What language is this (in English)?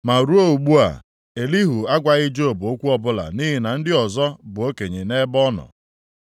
Igbo